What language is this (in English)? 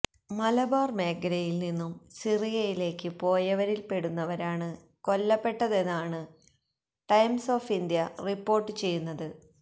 Malayalam